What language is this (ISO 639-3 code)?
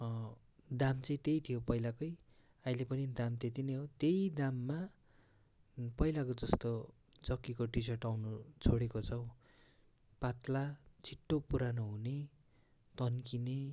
nep